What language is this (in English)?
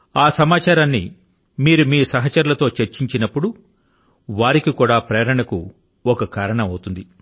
Telugu